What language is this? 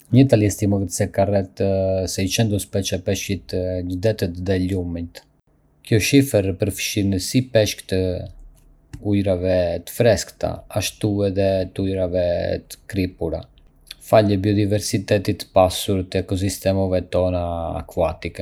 Arbëreshë Albanian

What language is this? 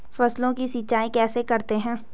Hindi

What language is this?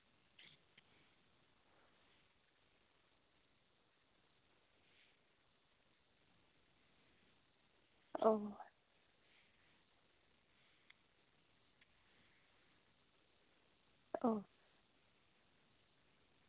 Santali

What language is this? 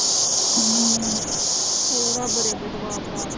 Punjabi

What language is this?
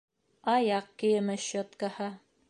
Bashkir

